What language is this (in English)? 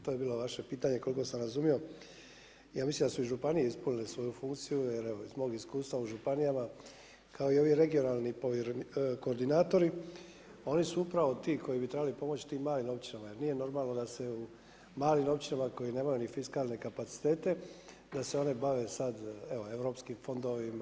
Croatian